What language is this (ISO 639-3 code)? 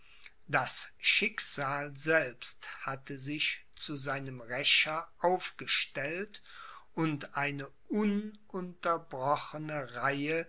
deu